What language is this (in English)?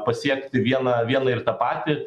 Lithuanian